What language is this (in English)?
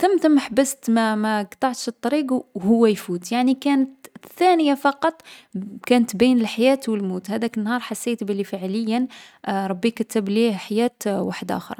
Algerian Arabic